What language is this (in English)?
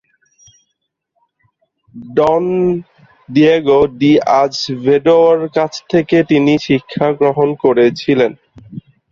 Bangla